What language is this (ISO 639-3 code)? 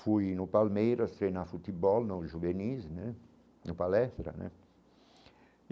por